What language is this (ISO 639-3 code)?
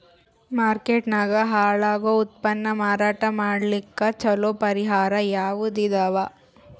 kan